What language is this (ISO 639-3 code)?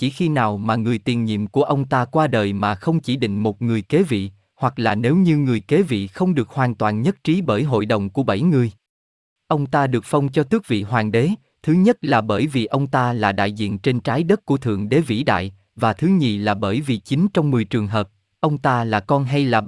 vie